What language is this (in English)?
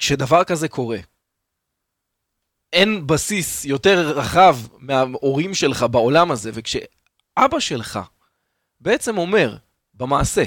Hebrew